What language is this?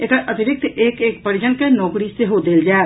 Maithili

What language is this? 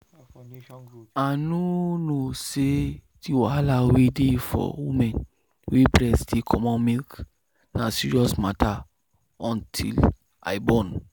Nigerian Pidgin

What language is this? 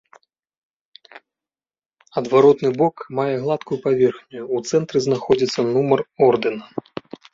Belarusian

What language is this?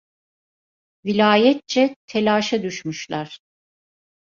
Turkish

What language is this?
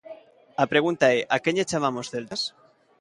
Galician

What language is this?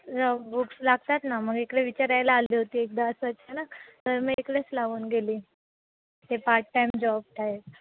Marathi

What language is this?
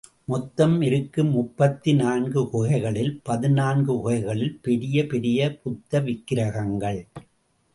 Tamil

